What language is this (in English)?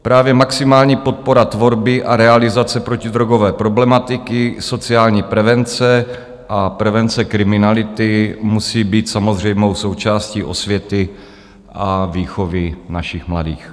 Czech